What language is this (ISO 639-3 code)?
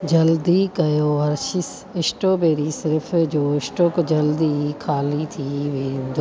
snd